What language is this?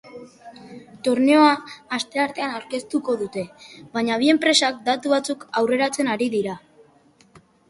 Basque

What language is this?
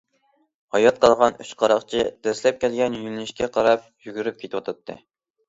Uyghur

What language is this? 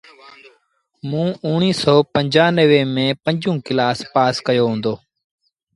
Sindhi Bhil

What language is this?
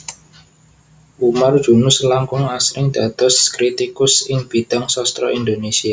Javanese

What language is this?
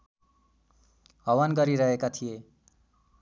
Nepali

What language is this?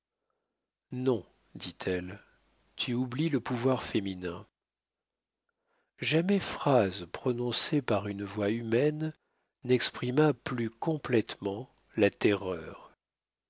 French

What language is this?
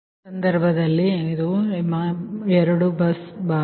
Kannada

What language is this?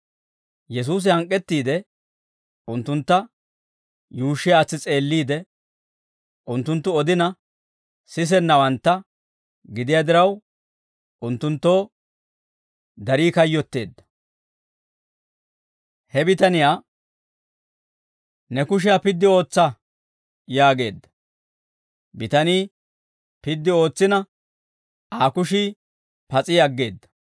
Dawro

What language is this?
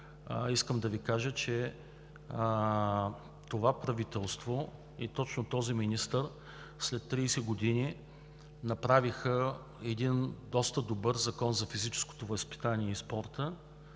Bulgarian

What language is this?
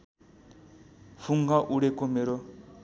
Nepali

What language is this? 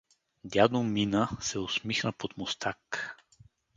Bulgarian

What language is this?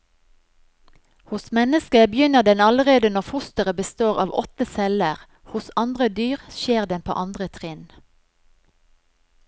Norwegian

